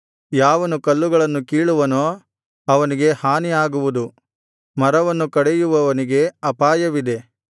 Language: Kannada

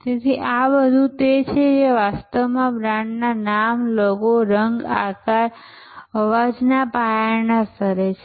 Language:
Gujarati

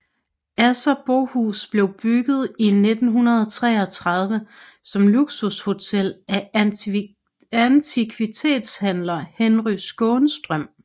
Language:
Danish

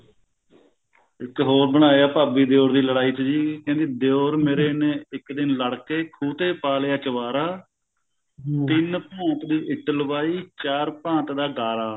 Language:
Punjabi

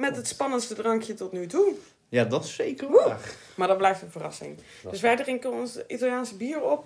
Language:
Dutch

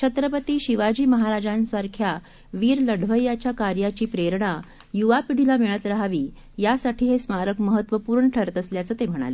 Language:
Marathi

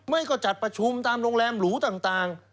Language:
Thai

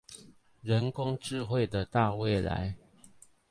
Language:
Chinese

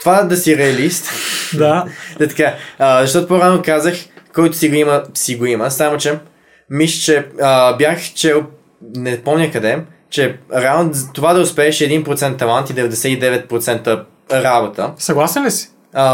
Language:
Bulgarian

